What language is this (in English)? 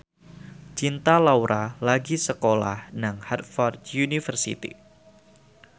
Javanese